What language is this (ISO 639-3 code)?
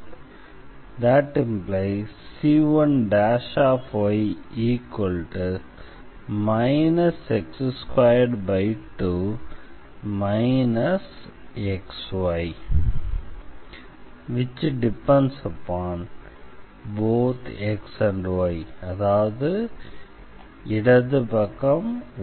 tam